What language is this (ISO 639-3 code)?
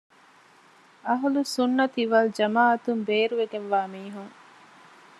div